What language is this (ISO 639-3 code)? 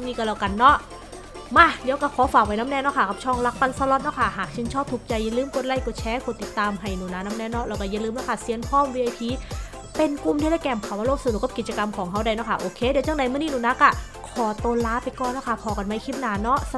tha